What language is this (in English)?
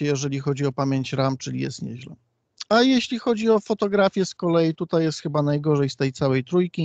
Polish